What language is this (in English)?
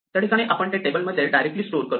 Marathi